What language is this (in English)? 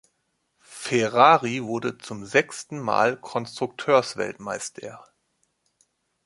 German